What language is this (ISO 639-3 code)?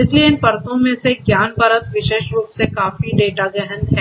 hin